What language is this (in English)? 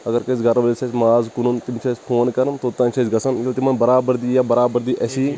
Kashmiri